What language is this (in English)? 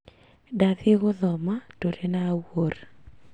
Kikuyu